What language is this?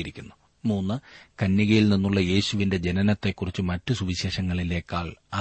Malayalam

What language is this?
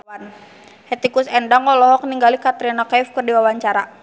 Sundanese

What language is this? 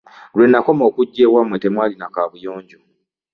Ganda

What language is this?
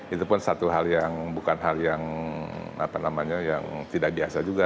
Indonesian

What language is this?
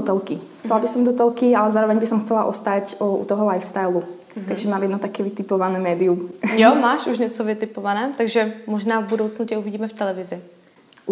Czech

